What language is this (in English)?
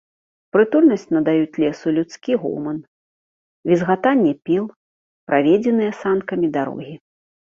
Belarusian